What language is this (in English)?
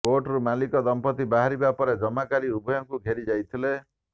Odia